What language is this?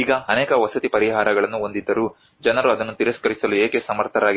Kannada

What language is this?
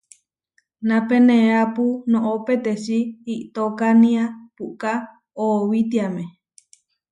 Huarijio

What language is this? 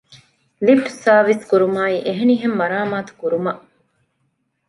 Divehi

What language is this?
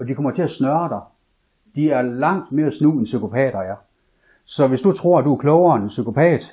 Danish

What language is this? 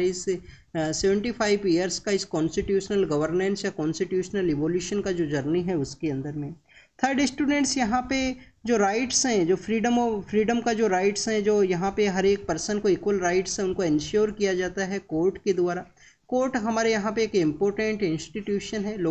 Hindi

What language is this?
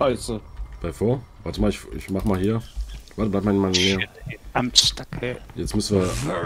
German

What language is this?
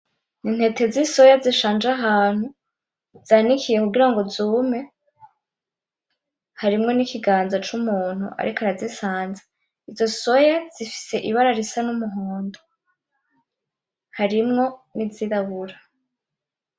Rundi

